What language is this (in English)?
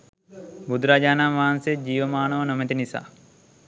Sinhala